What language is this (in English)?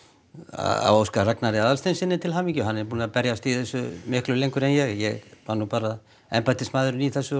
Icelandic